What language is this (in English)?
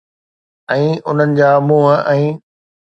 Sindhi